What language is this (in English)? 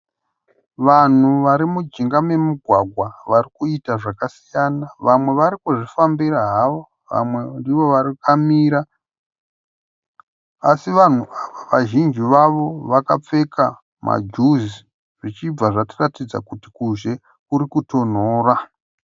Shona